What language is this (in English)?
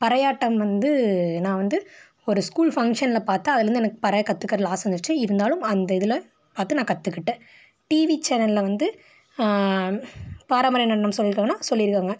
Tamil